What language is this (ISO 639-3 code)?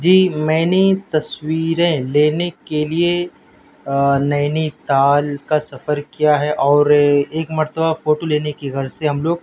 urd